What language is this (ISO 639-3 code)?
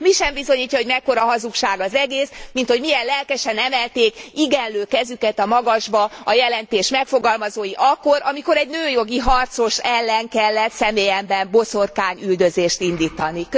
hun